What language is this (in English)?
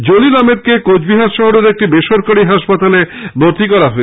Bangla